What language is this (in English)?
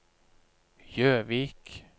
Norwegian